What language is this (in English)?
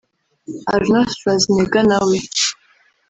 Kinyarwanda